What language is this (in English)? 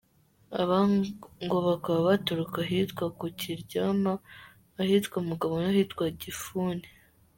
Kinyarwanda